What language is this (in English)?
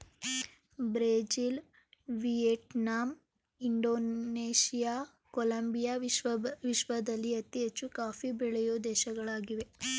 Kannada